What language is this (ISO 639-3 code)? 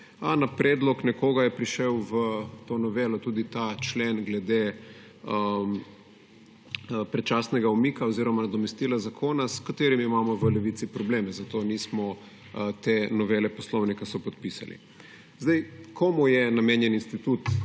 slv